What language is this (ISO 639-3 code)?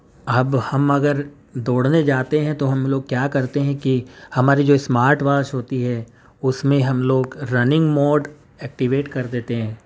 urd